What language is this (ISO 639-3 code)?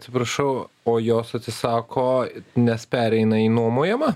lit